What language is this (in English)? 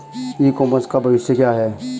Hindi